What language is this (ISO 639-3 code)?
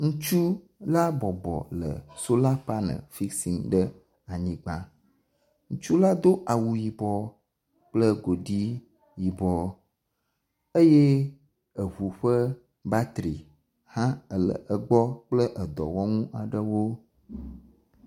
ewe